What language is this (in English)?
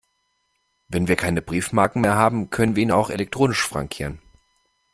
German